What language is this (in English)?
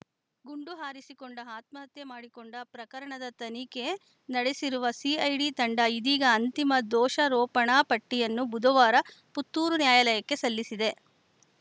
Kannada